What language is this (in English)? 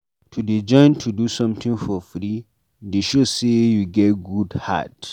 Nigerian Pidgin